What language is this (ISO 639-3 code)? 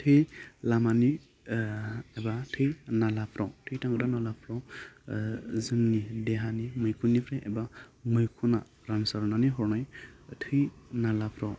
brx